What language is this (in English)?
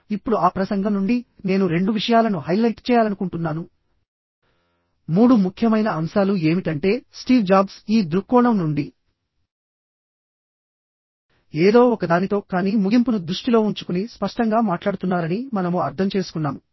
Telugu